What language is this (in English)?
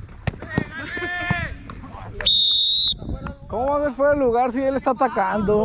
Spanish